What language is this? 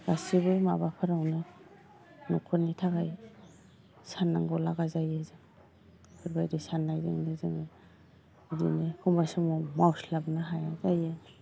Bodo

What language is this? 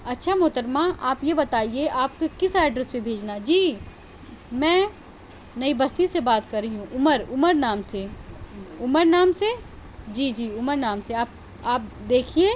Urdu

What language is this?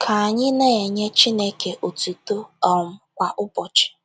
Igbo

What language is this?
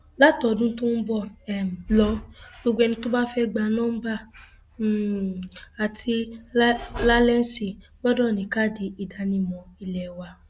Yoruba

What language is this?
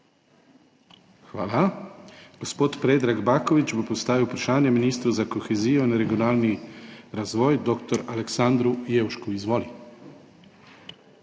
Slovenian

